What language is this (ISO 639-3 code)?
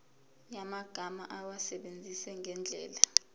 zul